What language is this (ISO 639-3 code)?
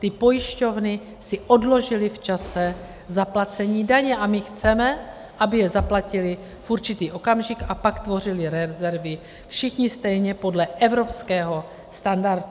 ces